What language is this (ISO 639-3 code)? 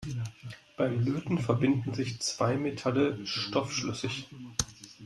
deu